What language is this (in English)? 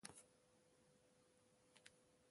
Ewondo